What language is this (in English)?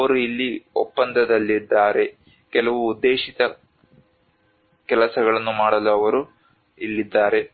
Kannada